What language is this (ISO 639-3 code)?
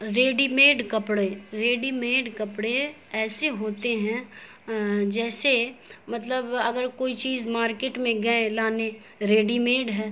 urd